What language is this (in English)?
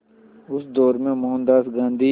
Hindi